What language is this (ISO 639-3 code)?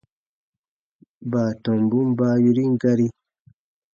bba